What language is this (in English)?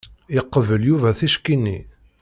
Kabyle